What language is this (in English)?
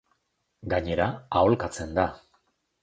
Basque